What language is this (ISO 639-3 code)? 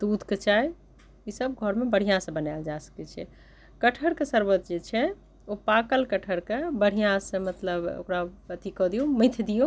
mai